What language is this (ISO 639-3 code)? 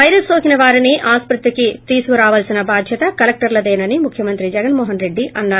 tel